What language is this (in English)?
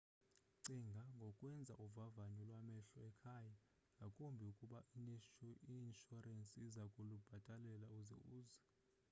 Xhosa